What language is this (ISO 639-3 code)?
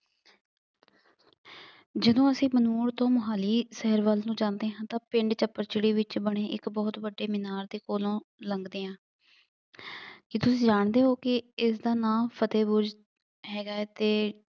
pan